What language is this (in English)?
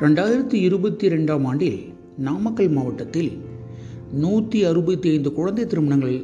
Tamil